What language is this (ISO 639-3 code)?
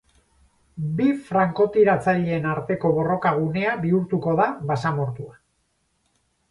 eus